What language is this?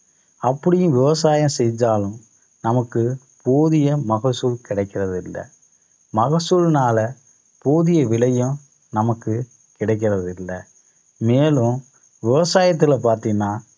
Tamil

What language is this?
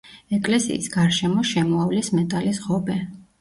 Georgian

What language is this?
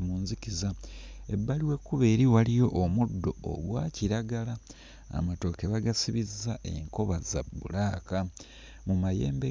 Ganda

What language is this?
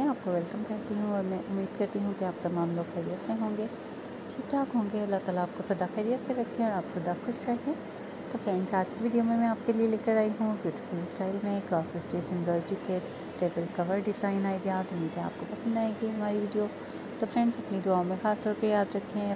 Romanian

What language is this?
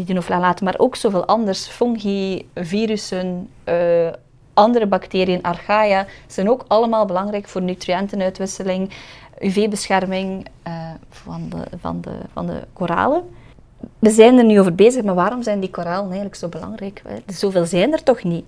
Dutch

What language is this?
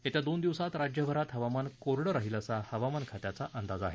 Marathi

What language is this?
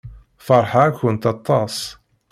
Kabyle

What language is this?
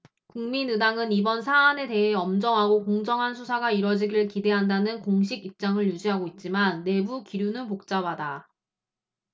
Korean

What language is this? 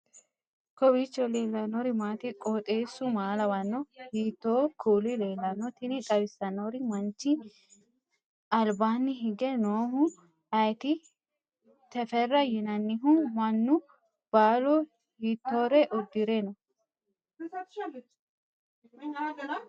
Sidamo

